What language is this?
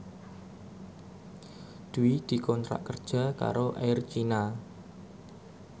Javanese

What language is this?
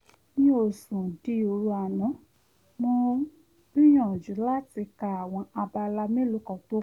Yoruba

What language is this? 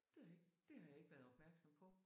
Danish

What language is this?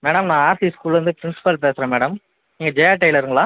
Tamil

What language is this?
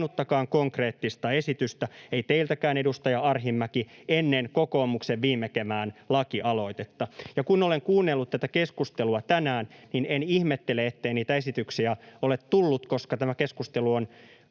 Finnish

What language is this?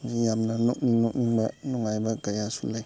Manipuri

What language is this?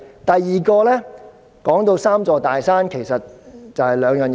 Cantonese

